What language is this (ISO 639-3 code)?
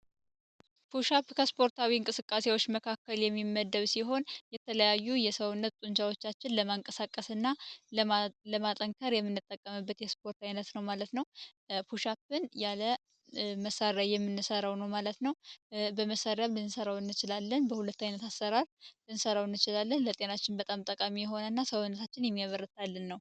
amh